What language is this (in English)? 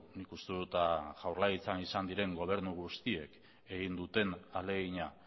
Basque